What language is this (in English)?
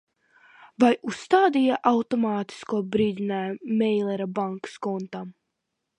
Latvian